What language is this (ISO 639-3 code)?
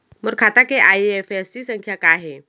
hne